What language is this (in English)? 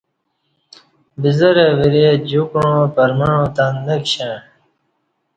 Kati